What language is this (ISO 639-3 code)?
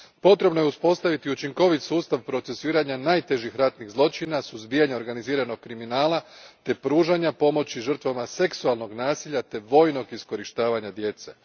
hrv